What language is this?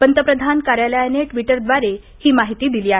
Marathi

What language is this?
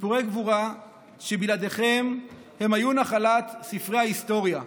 Hebrew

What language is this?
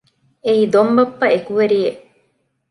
Divehi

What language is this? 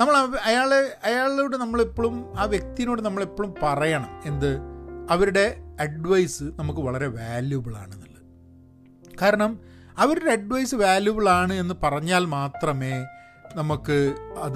Malayalam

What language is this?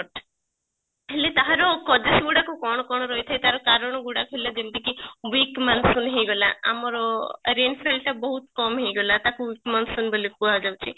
Odia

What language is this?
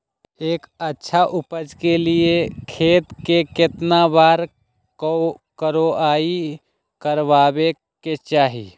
Magahi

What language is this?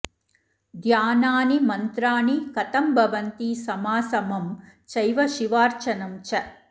Sanskrit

